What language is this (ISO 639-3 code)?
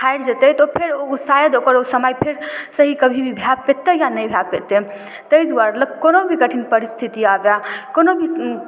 mai